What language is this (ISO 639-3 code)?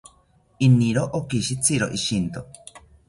cpy